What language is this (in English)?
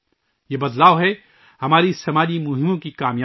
Urdu